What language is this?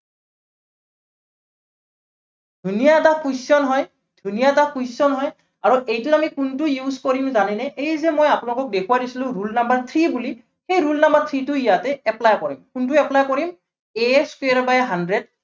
Assamese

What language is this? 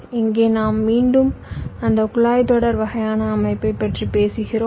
Tamil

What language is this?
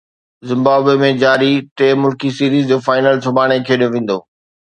Sindhi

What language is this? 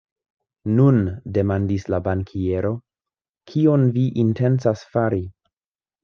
Esperanto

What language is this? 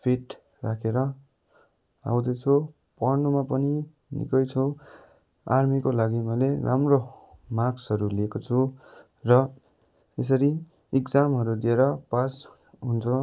Nepali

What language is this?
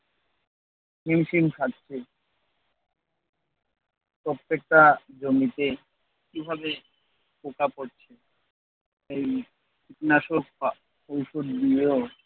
Bangla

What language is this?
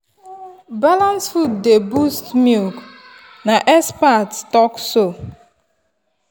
Nigerian Pidgin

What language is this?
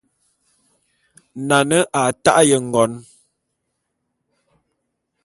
Bulu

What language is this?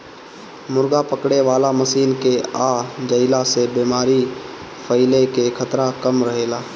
Bhojpuri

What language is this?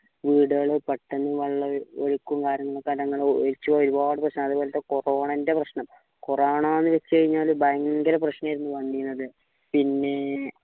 Malayalam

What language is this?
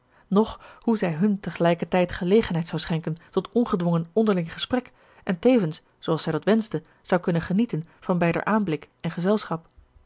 Dutch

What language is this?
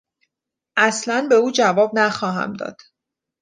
Persian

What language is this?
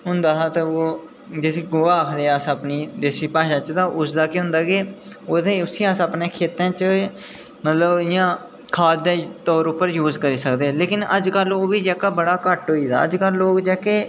Dogri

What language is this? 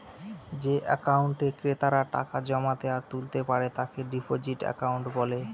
Bangla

